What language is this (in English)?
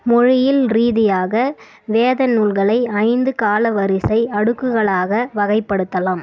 Tamil